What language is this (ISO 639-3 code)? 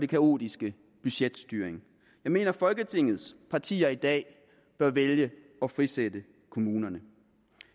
dan